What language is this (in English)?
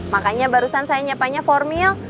Indonesian